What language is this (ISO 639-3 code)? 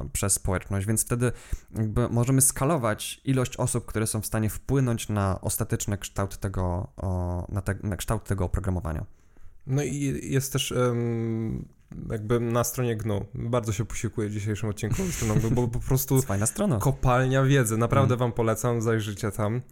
pol